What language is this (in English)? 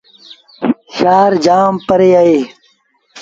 Sindhi Bhil